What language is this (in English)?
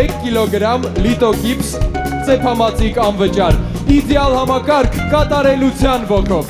Bulgarian